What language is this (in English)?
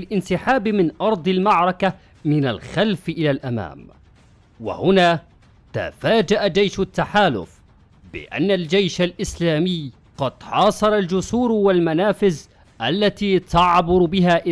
Arabic